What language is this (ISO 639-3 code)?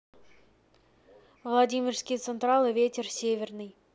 rus